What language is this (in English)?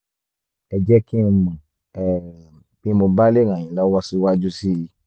Yoruba